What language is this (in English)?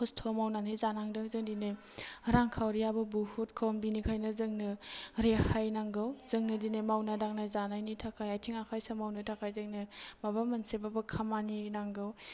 Bodo